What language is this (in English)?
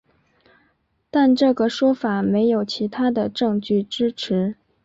Chinese